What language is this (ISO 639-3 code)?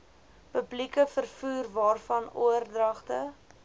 afr